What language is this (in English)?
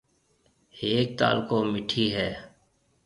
Marwari (Pakistan)